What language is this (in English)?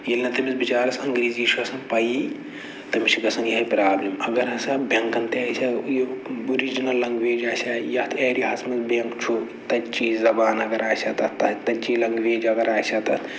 Kashmiri